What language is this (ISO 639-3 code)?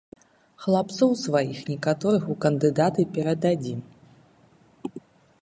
bel